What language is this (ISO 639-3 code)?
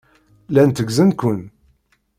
kab